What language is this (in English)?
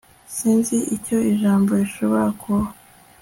Kinyarwanda